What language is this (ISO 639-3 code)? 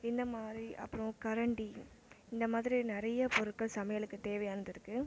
tam